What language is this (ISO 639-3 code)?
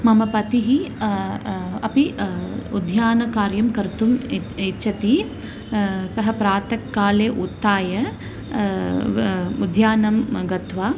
san